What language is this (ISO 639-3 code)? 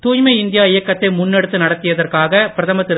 tam